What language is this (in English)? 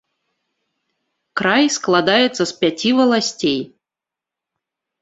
Belarusian